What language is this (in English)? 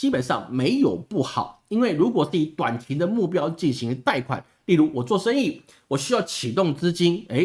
Chinese